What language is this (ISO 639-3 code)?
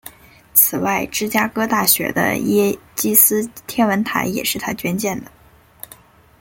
zho